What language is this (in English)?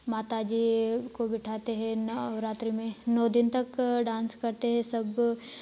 Hindi